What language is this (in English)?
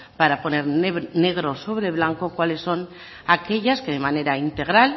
Spanish